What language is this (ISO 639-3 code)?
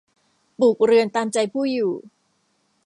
tha